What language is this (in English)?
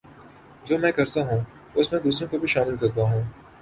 Urdu